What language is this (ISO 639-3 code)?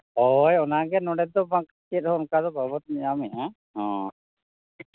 sat